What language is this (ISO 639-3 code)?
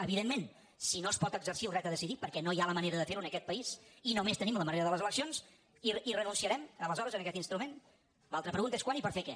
cat